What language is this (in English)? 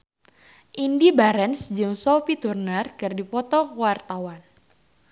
Sundanese